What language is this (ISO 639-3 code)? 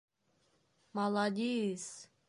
bak